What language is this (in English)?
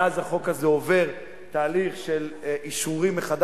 Hebrew